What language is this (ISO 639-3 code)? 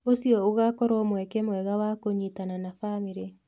kik